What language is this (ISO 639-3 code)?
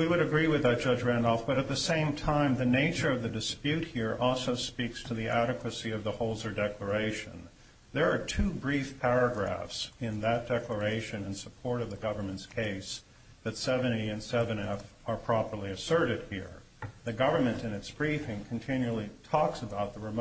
eng